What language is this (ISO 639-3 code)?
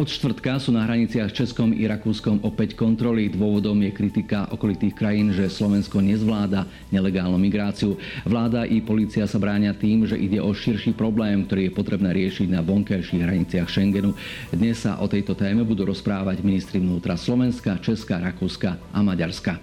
slk